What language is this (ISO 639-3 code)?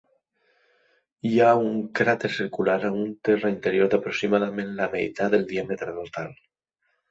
cat